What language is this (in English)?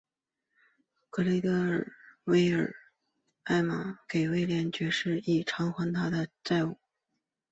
Chinese